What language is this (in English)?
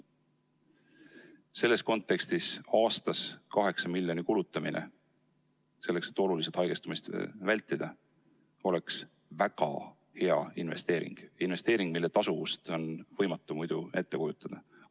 Estonian